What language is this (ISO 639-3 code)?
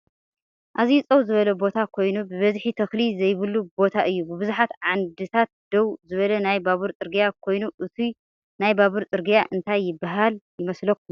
tir